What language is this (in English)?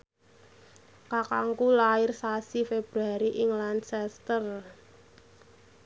Javanese